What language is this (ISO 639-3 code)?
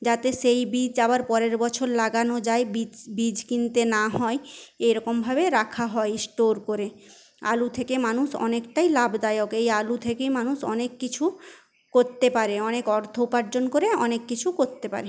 ben